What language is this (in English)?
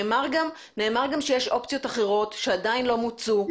Hebrew